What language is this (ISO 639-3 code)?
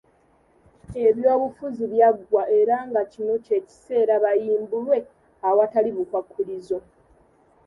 lug